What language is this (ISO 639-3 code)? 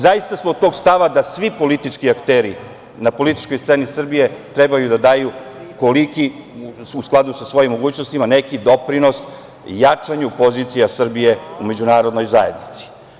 srp